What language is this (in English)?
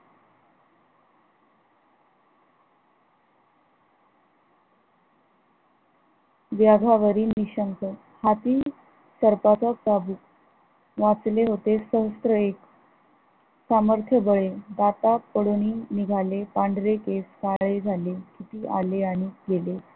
Marathi